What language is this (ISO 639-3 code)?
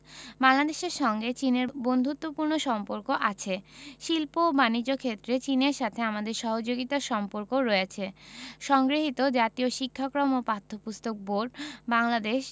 ben